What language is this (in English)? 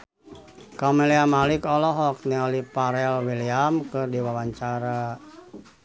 Sundanese